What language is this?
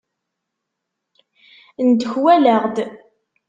Kabyle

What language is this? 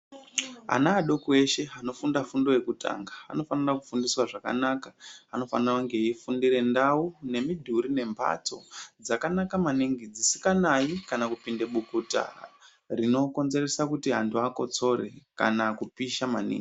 Ndau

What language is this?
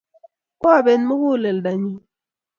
Kalenjin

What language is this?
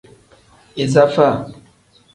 Tem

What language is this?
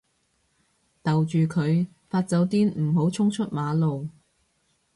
Cantonese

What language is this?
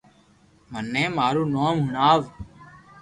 Loarki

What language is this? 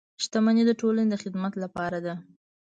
Pashto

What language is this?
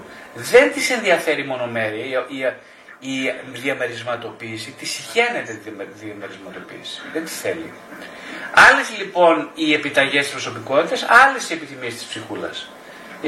Greek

